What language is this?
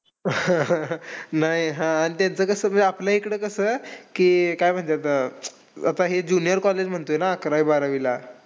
Marathi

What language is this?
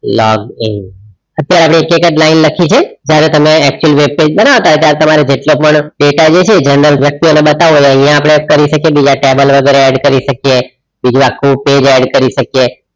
Gujarati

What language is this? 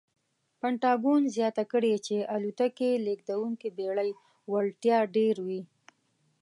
Pashto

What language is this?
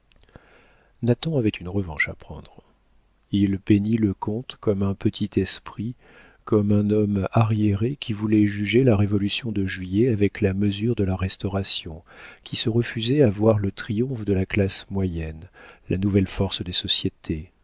French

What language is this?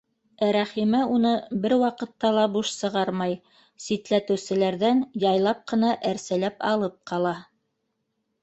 Bashkir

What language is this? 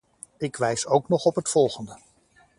Dutch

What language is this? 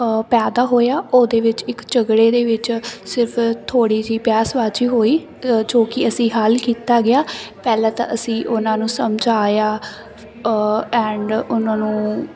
Punjabi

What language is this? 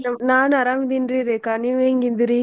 Kannada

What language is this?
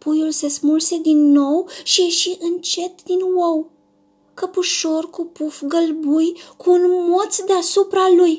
Romanian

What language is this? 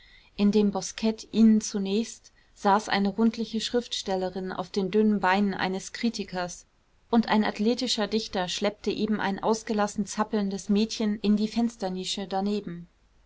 German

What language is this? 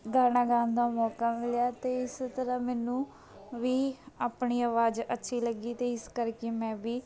Punjabi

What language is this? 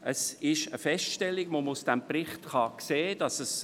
Swiss German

